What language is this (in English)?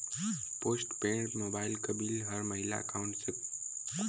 Bhojpuri